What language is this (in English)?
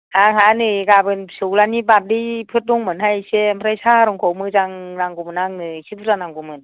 Bodo